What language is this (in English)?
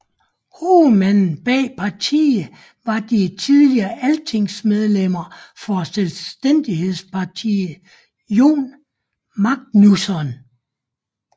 Danish